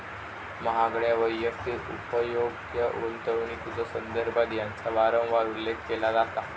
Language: Marathi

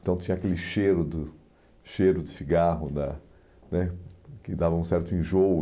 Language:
Portuguese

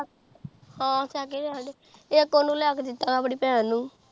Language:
Punjabi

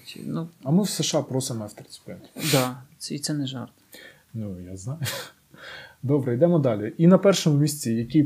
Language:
Ukrainian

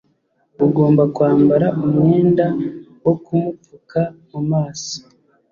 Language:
Kinyarwanda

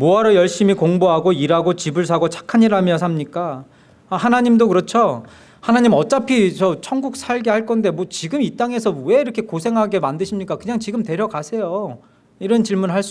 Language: Korean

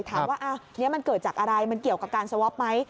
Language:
Thai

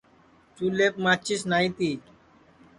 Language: Sansi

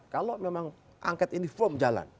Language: Indonesian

